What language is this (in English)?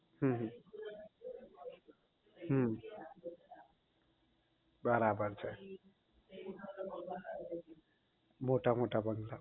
Gujarati